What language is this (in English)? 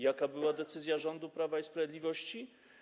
Polish